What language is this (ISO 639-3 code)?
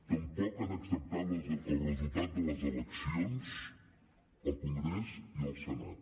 cat